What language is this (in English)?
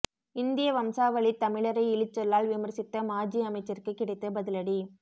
Tamil